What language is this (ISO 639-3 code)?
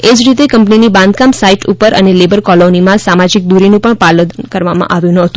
guj